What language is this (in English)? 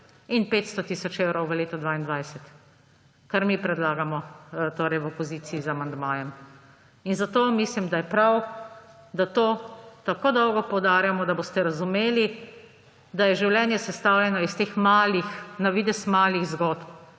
Slovenian